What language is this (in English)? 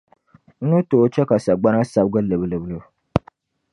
Dagbani